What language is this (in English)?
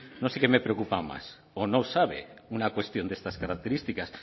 Spanish